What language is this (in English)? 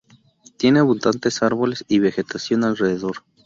Spanish